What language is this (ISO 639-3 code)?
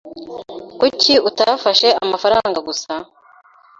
kin